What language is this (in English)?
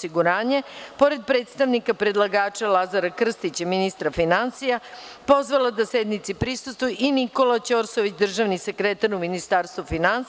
Serbian